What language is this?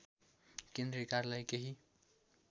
Nepali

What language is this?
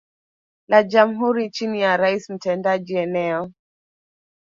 Swahili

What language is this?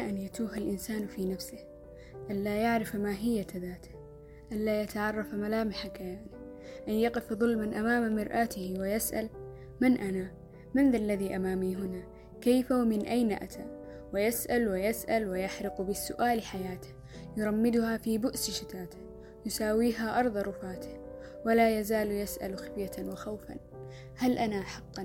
Arabic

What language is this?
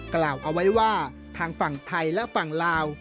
Thai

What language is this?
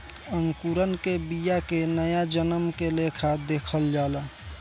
Bhojpuri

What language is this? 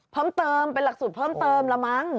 Thai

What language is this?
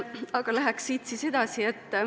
Estonian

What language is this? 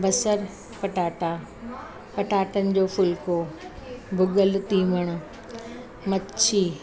Sindhi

